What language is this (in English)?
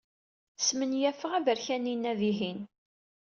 Kabyle